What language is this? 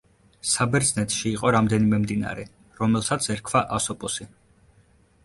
Georgian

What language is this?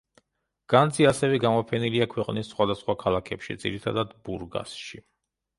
Georgian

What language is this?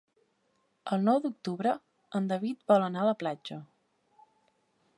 Catalan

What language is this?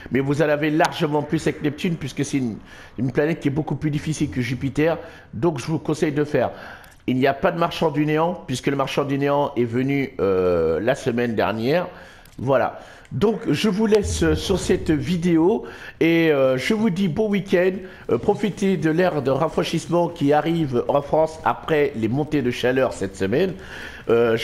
French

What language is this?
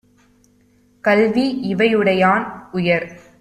Tamil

